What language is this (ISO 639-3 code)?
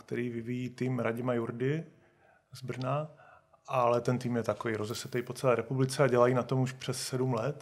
ces